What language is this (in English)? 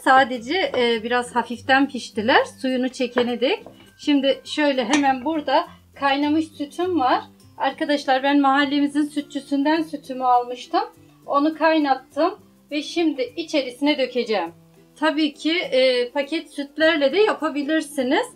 Turkish